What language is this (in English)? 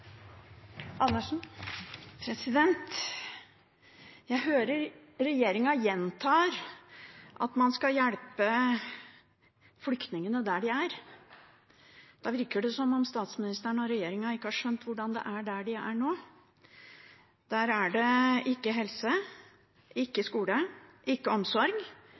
Norwegian